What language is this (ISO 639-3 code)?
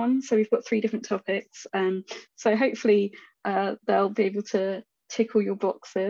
eng